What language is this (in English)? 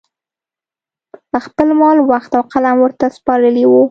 Pashto